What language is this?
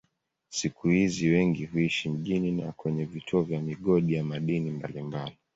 Swahili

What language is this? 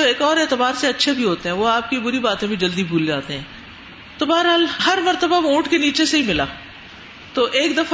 Urdu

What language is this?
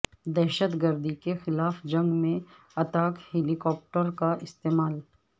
Urdu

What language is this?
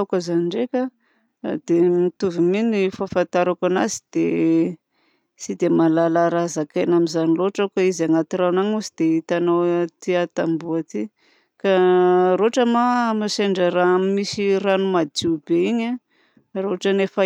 Southern Betsimisaraka Malagasy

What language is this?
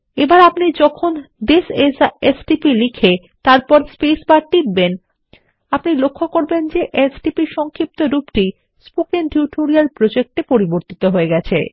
Bangla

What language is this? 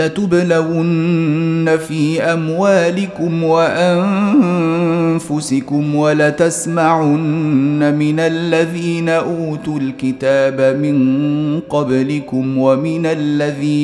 Arabic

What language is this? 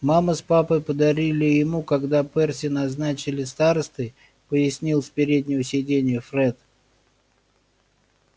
Russian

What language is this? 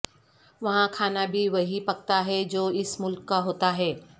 Urdu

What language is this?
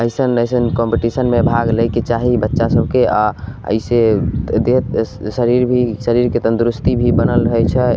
Maithili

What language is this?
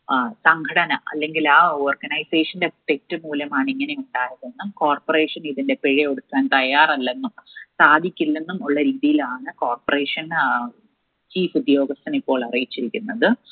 Malayalam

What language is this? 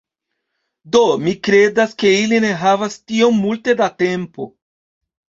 Esperanto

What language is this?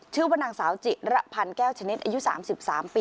Thai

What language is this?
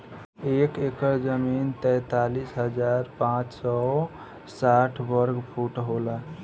Bhojpuri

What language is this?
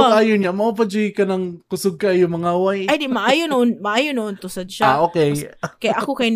Filipino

